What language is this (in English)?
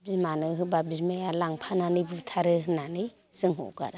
Bodo